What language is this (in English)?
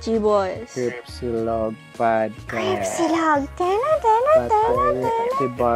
Filipino